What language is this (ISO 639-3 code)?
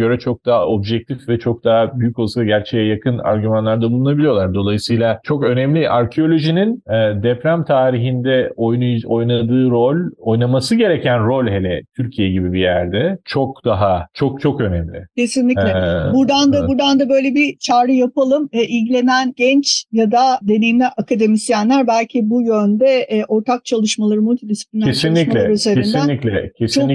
tur